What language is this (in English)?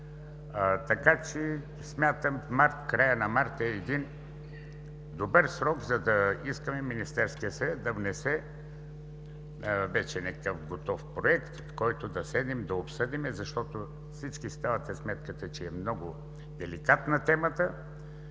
Bulgarian